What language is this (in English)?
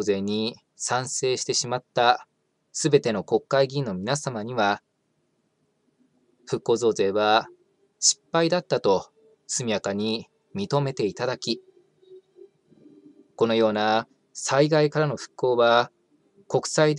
Japanese